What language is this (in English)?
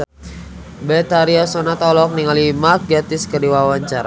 Sundanese